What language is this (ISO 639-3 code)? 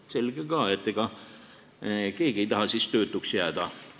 est